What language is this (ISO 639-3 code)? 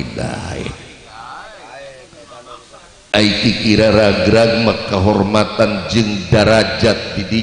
ind